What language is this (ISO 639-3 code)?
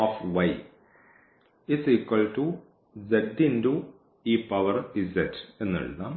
mal